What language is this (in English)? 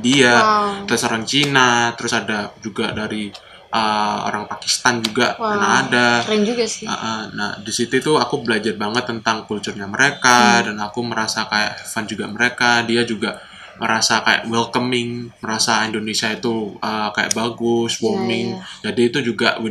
Indonesian